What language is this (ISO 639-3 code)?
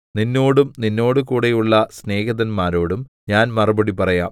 mal